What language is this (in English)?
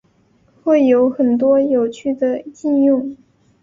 Chinese